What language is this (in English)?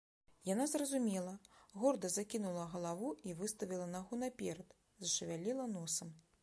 Belarusian